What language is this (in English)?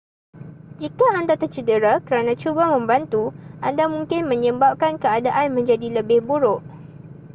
Malay